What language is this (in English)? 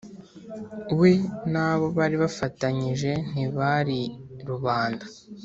Kinyarwanda